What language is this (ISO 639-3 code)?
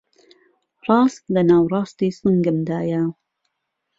ckb